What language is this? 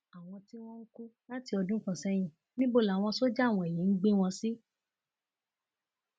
Yoruba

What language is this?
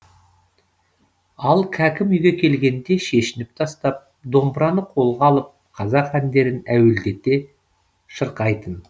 Kazakh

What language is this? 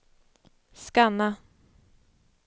Swedish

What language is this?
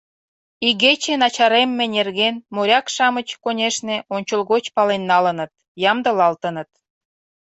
Mari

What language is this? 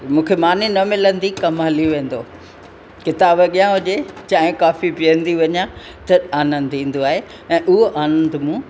Sindhi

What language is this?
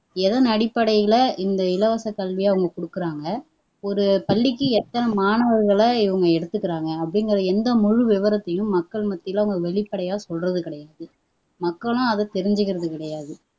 Tamil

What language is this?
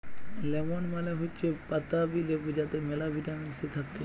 Bangla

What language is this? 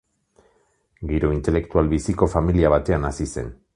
Basque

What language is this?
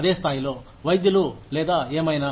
Telugu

